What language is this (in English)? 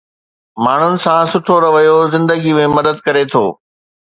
Sindhi